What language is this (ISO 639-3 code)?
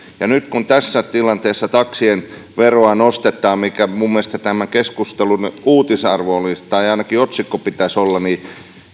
fin